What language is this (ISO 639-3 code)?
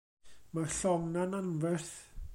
cym